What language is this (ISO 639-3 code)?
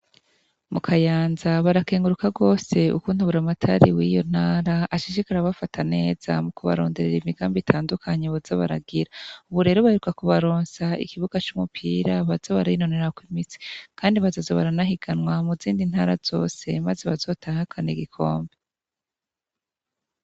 run